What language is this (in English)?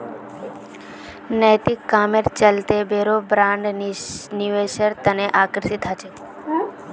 Magahi